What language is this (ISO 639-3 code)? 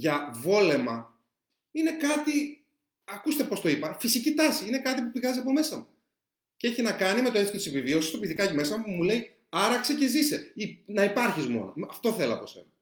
ell